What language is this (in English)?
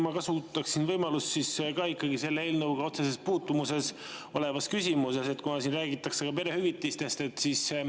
Estonian